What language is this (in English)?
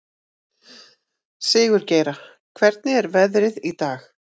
Icelandic